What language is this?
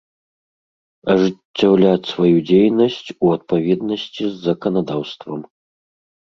Belarusian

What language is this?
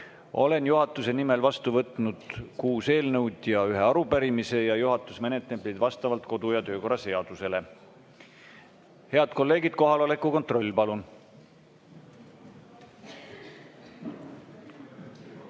Estonian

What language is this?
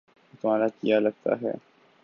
Urdu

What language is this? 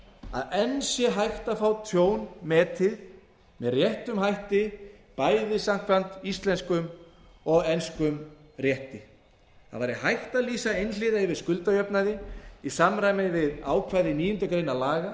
Icelandic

